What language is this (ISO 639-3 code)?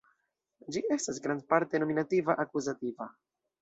epo